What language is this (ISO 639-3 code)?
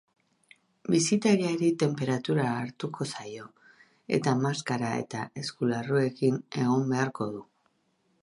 eus